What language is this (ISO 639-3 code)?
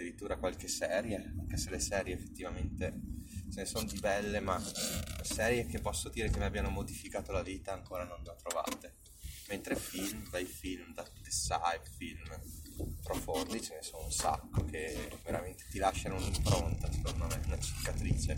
ita